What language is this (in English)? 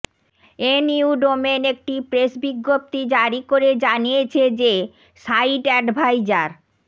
Bangla